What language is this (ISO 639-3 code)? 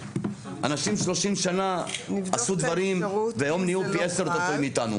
heb